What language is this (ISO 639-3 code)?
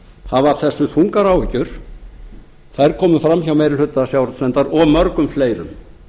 isl